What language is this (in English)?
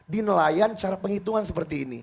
Indonesian